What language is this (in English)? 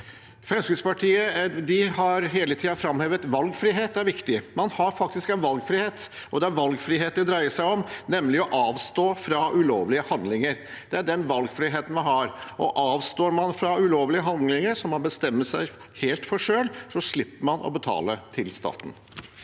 Norwegian